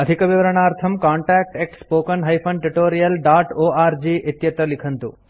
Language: Sanskrit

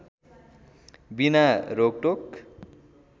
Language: Nepali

